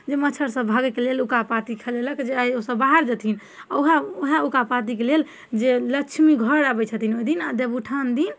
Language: Maithili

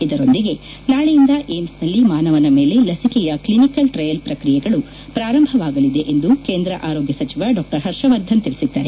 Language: Kannada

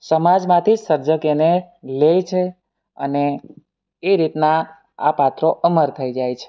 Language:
Gujarati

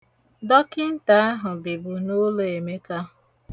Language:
Igbo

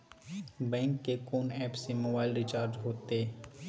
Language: Maithili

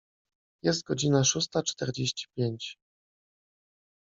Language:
Polish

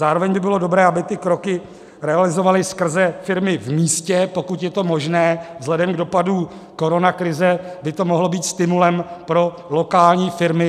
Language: Czech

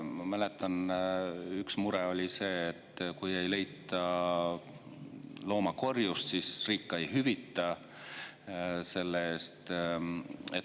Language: Estonian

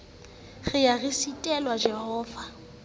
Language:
Southern Sotho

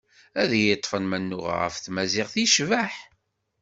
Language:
Kabyle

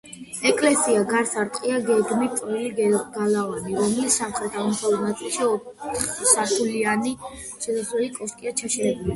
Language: Georgian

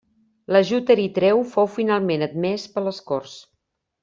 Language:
Catalan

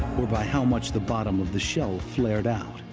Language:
English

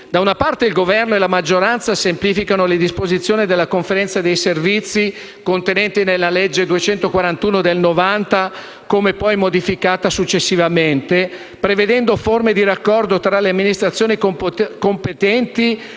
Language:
Italian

